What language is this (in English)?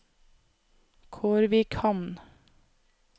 Norwegian